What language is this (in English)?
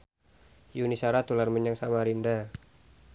Javanese